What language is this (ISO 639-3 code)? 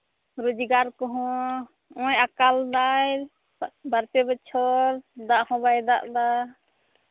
sat